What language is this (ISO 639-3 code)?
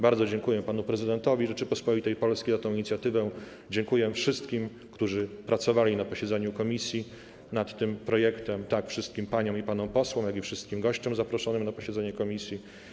pol